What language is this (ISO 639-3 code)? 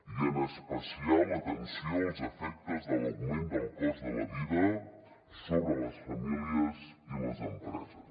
cat